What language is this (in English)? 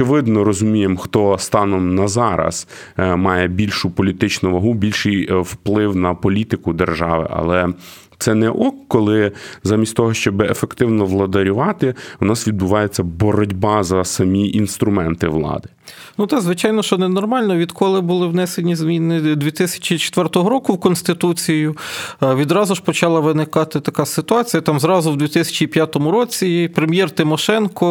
Ukrainian